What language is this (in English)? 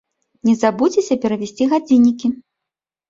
Belarusian